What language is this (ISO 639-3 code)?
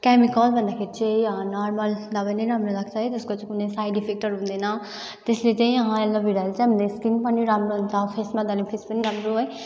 nep